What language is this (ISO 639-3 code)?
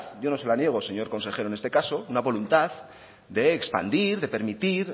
spa